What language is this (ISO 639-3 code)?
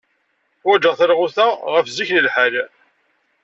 kab